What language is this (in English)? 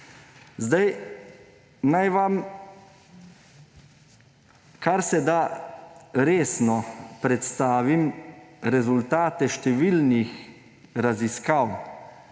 Slovenian